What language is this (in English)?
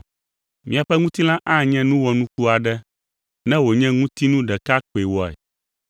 Ewe